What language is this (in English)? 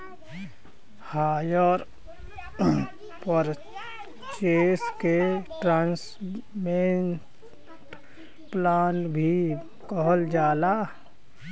Bhojpuri